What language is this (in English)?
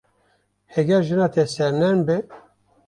Kurdish